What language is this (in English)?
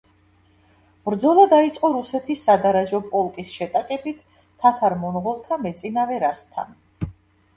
Georgian